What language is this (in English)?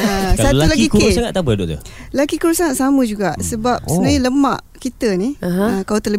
Malay